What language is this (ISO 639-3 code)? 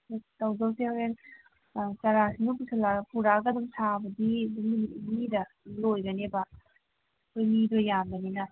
mni